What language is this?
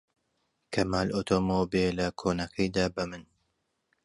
Central Kurdish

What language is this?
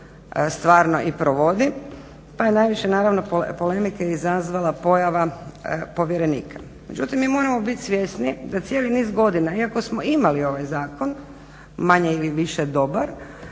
Croatian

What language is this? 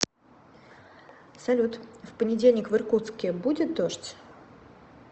Russian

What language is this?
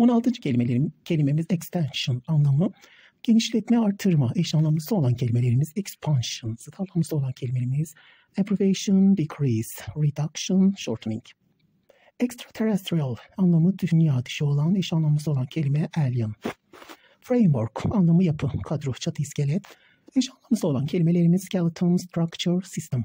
Turkish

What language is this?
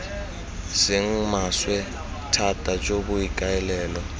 Tswana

